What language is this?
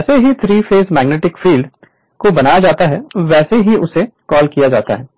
Hindi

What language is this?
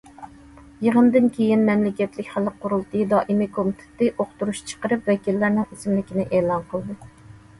Uyghur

